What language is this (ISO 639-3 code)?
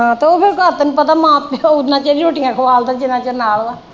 pan